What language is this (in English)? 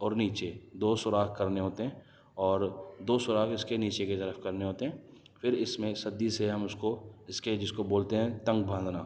Urdu